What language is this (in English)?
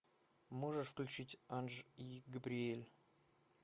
Russian